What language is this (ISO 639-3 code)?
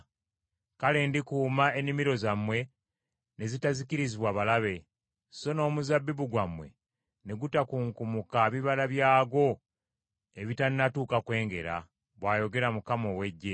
lug